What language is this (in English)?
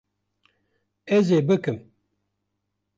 Kurdish